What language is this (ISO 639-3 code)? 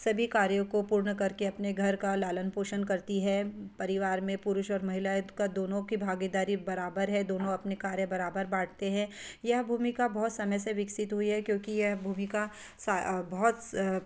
hin